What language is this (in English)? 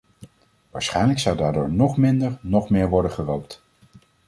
Dutch